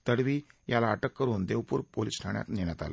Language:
Marathi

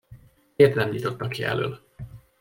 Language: Hungarian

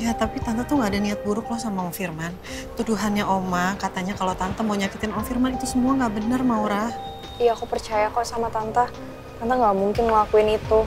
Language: Indonesian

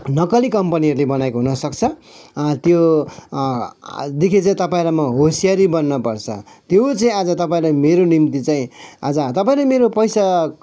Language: Nepali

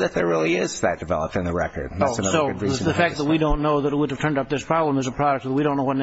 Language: English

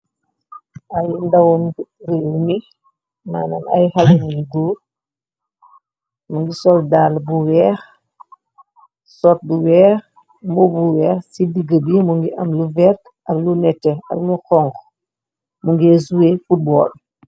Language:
Wolof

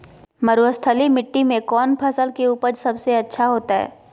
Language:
Magahi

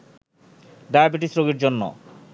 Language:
Bangla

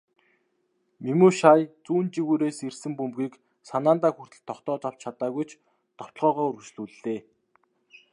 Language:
Mongolian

